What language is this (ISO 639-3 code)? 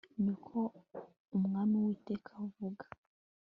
kin